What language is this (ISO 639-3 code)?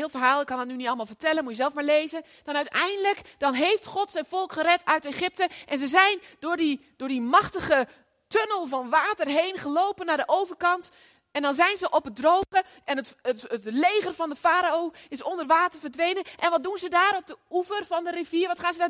nld